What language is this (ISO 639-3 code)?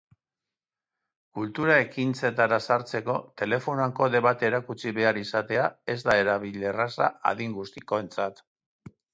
eus